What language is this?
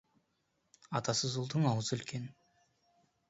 Kazakh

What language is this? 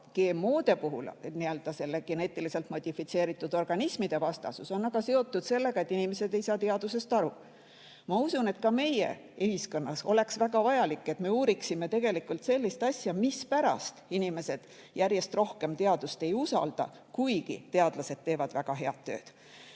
Estonian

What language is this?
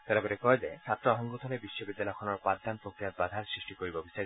Assamese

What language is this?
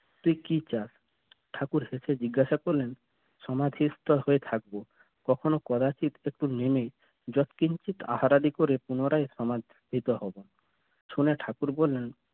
Bangla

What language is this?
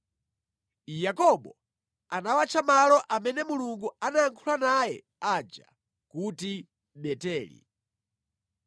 Nyanja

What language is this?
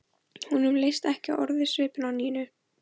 Icelandic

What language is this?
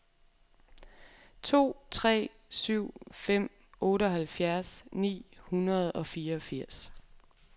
Danish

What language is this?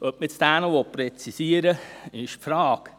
Swiss German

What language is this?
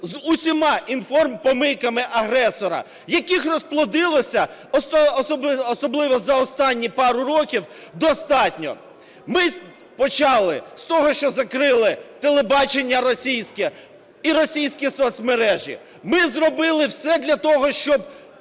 Ukrainian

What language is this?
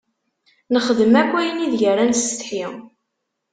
Kabyle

